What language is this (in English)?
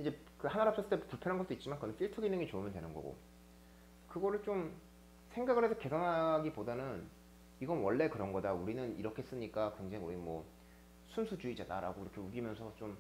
Korean